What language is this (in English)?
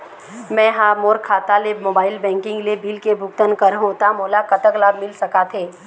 Chhattisgarhi